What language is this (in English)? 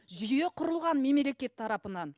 Kazakh